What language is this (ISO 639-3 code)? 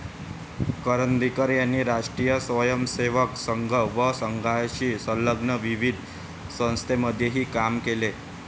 mar